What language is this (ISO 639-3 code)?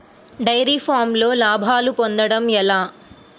tel